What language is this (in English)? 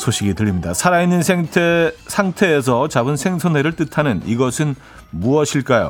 Korean